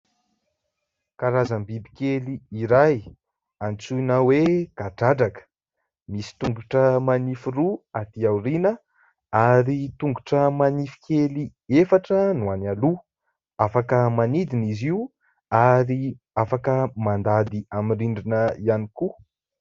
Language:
Malagasy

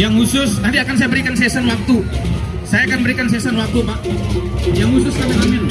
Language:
Indonesian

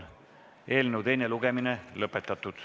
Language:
Estonian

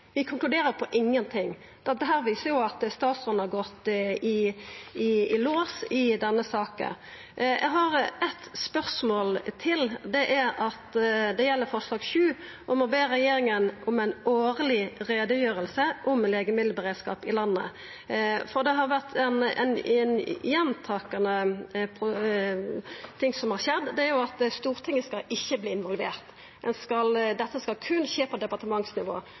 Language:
Norwegian Nynorsk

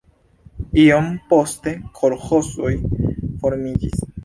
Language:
Esperanto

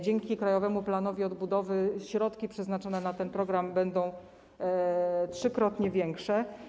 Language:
Polish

